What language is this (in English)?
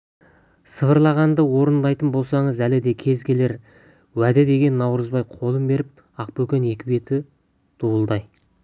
Kazakh